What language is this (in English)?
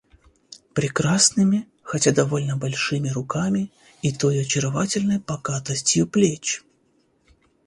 Russian